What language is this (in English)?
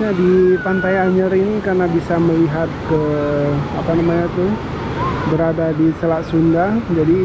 Indonesian